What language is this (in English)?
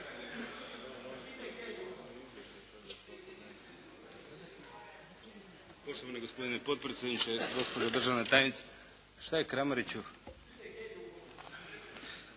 Croatian